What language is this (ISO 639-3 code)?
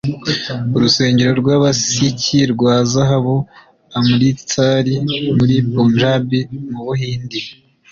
kin